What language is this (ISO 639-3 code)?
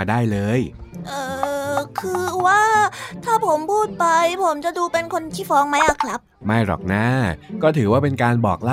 tha